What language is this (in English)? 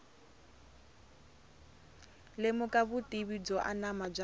Tsonga